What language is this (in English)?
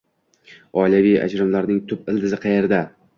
Uzbek